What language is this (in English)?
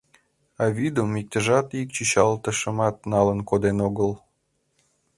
Mari